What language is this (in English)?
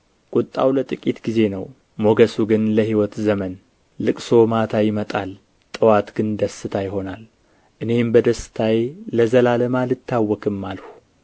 Amharic